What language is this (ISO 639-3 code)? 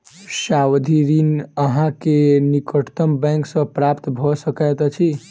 mai